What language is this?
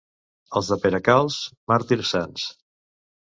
Catalan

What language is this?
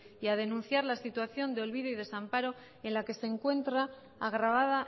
Spanish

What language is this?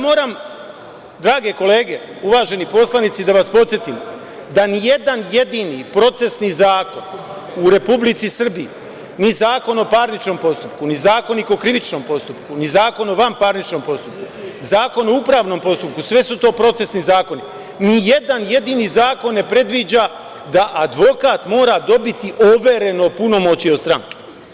Serbian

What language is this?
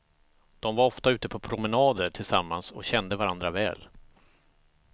Swedish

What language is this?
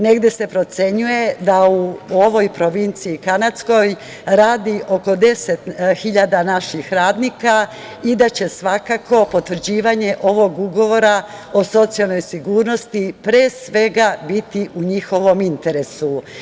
Serbian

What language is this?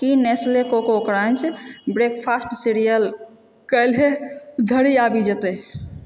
Maithili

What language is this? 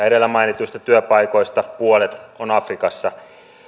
Finnish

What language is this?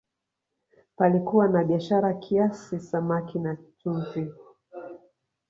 Swahili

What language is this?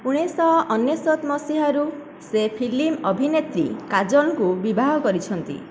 Odia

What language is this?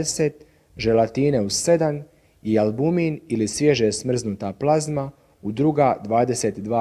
Croatian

